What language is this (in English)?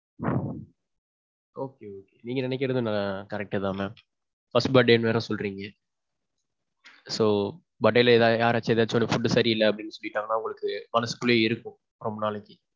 Tamil